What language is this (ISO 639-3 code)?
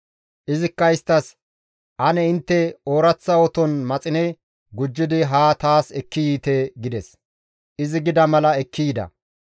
gmv